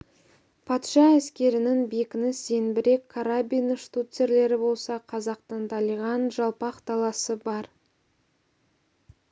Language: Kazakh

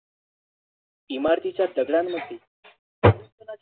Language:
Marathi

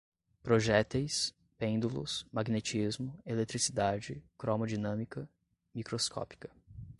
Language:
Portuguese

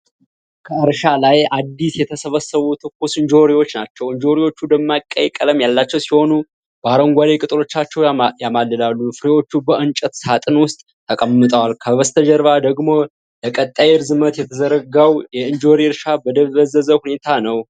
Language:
Amharic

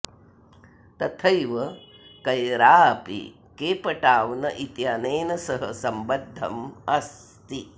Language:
Sanskrit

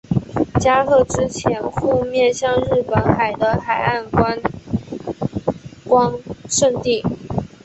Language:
Chinese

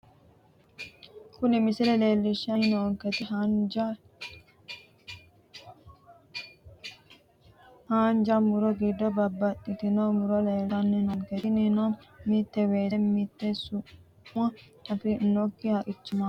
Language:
Sidamo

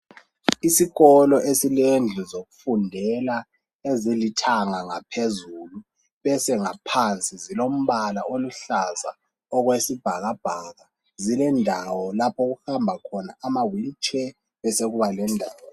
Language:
North Ndebele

